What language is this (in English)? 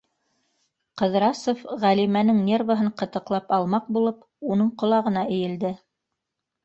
Bashkir